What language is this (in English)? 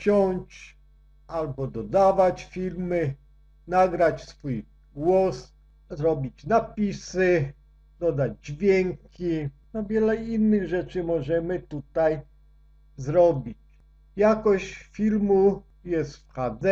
Polish